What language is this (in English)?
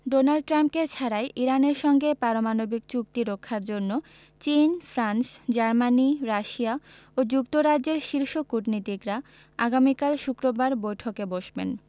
Bangla